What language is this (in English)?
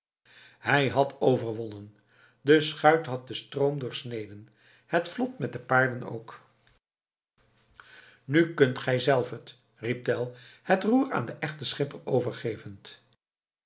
Dutch